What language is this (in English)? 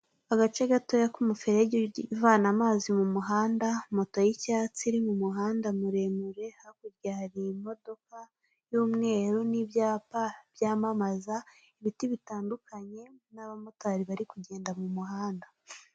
Kinyarwanda